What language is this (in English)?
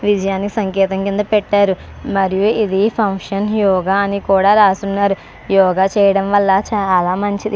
Telugu